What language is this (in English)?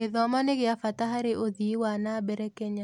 Kikuyu